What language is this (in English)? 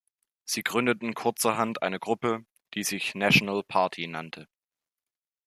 German